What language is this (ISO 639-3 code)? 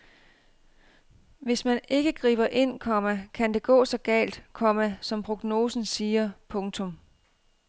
dan